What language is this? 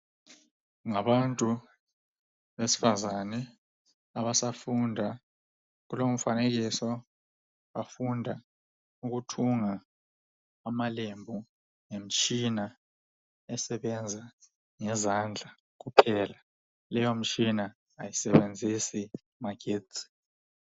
North Ndebele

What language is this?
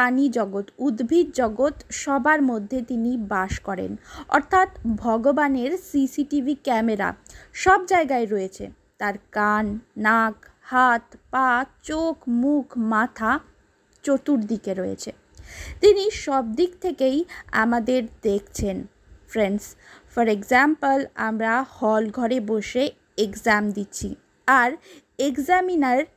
Bangla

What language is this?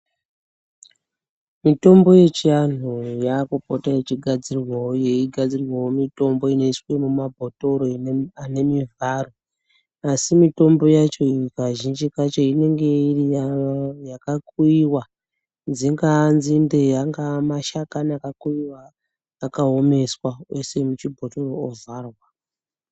Ndau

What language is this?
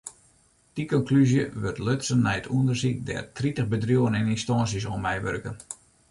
Western Frisian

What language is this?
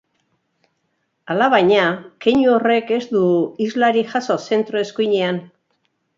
Basque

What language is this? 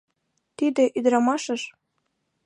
Mari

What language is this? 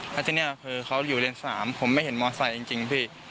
Thai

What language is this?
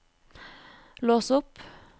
Norwegian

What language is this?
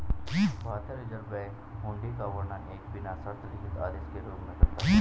Hindi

